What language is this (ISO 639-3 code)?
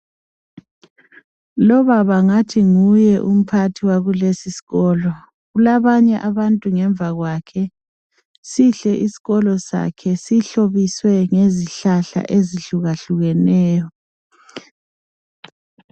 nde